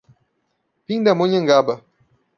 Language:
Portuguese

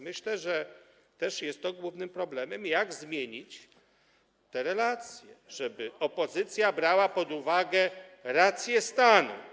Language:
Polish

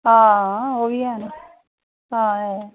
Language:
Dogri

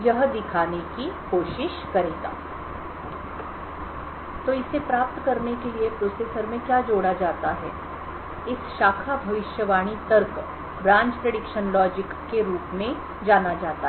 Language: Hindi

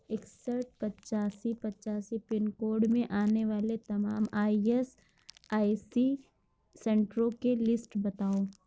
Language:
Urdu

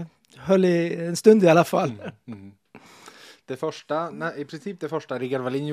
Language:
Swedish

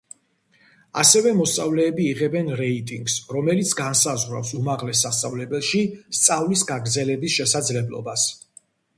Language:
Georgian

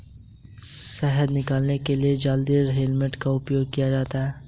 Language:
Hindi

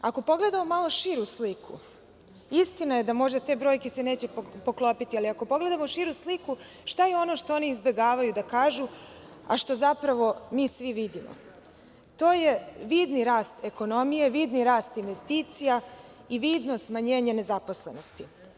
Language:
Serbian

